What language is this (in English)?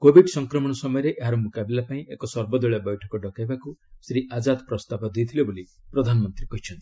Odia